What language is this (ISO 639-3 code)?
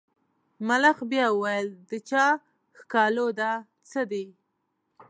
pus